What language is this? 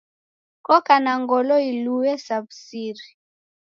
Taita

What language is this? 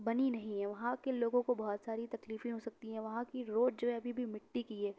Urdu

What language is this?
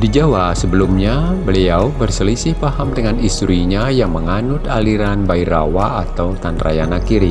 Indonesian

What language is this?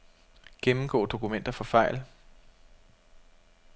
Danish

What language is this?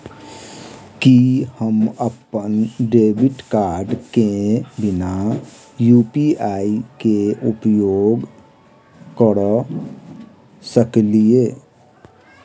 Maithili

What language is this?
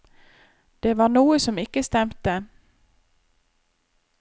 Norwegian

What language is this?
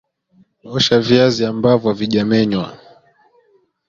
Swahili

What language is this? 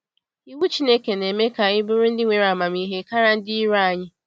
Igbo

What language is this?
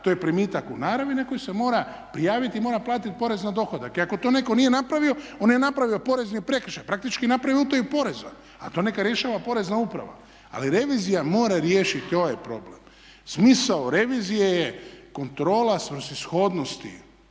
Croatian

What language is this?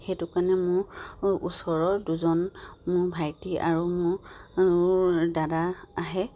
Assamese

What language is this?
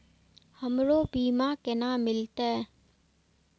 Maithili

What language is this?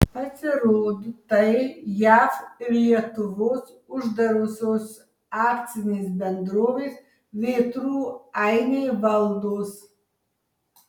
Lithuanian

